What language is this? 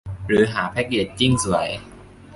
Thai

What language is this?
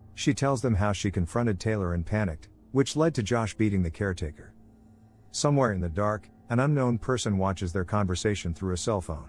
English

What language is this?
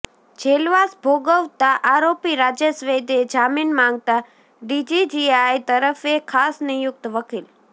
Gujarati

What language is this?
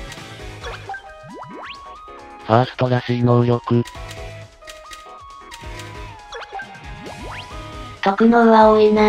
Japanese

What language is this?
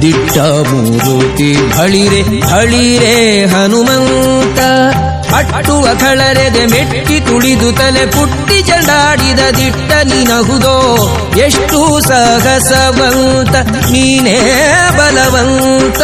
Kannada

